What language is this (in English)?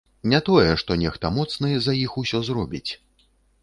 Belarusian